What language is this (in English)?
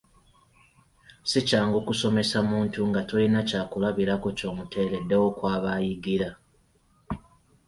Ganda